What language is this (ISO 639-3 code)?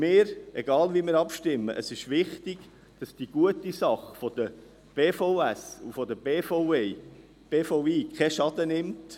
gsw